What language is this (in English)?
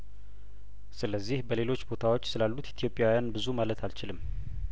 Amharic